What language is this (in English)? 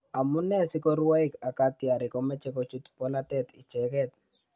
Kalenjin